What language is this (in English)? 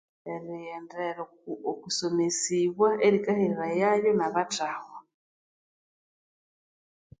Konzo